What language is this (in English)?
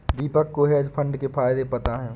Hindi